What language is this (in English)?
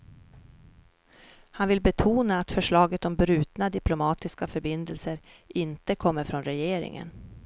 Swedish